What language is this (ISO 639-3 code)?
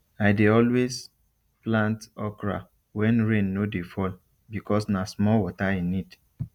pcm